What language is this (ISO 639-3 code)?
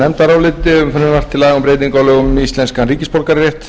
isl